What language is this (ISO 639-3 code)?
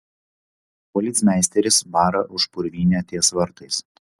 lit